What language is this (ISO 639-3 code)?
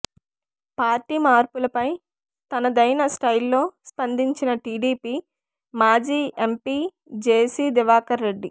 tel